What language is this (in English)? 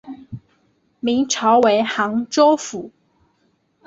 Chinese